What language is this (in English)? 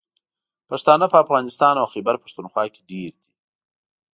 Pashto